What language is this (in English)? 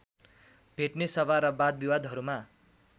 Nepali